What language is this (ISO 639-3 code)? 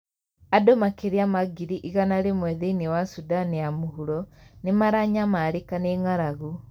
kik